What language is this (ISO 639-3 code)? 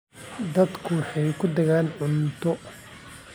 som